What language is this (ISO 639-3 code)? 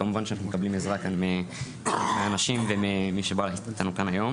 heb